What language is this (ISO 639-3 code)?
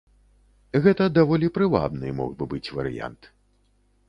bel